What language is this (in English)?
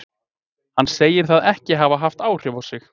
Icelandic